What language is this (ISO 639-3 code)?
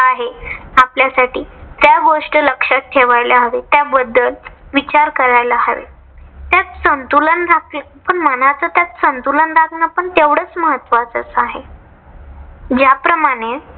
mar